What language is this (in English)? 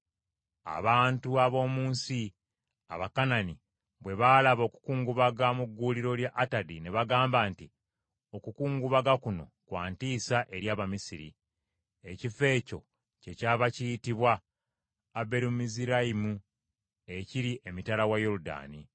Ganda